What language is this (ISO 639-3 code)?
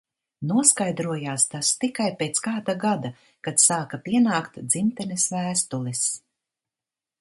lav